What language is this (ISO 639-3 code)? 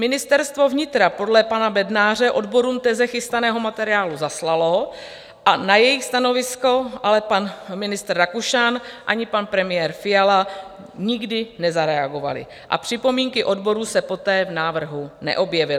ces